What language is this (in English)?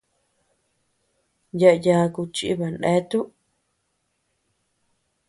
Tepeuxila Cuicatec